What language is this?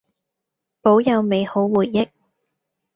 Cantonese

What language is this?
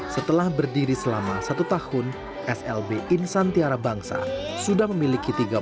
Indonesian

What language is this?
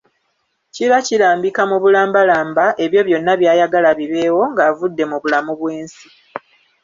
Ganda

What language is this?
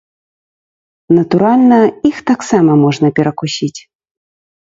Belarusian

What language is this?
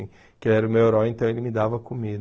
Portuguese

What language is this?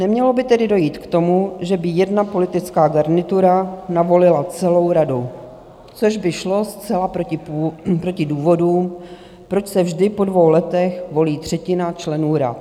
Czech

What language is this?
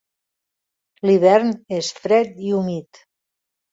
Catalan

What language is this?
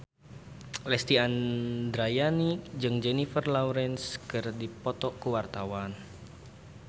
Sundanese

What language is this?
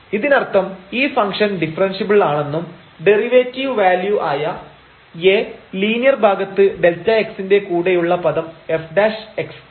Malayalam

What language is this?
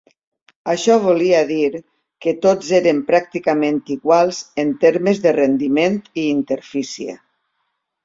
Catalan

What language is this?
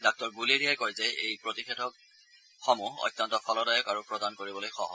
Assamese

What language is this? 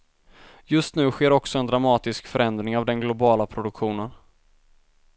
Swedish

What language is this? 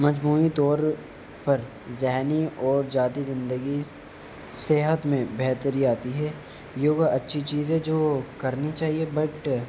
Urdu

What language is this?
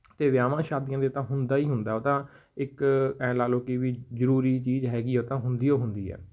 Punjabi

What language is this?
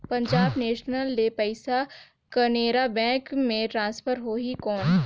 Chhattisgarhi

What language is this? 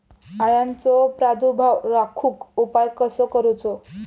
Marathi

